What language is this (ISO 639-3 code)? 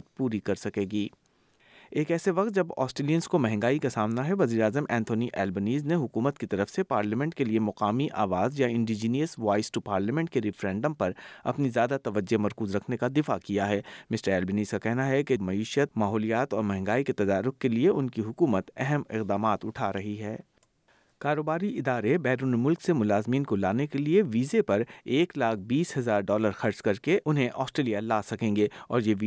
urd